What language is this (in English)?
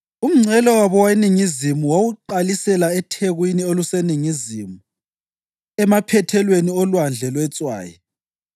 North Ndebele